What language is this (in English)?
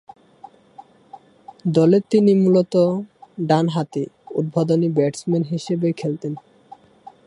Bangla